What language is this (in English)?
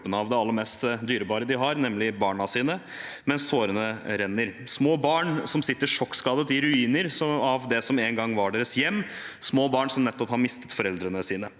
Norwegian